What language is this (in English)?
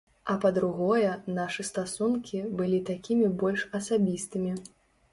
Belarusian